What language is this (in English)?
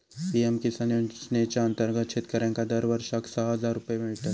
Marathi